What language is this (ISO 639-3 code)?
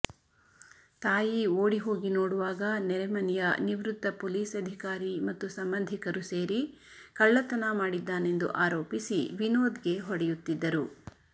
kan